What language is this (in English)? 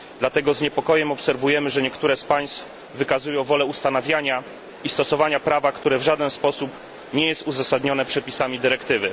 Polish